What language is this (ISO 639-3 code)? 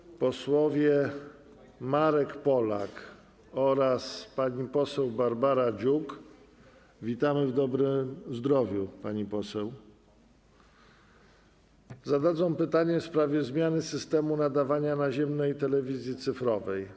pol